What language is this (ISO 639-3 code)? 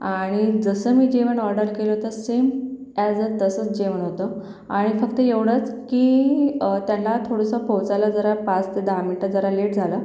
mar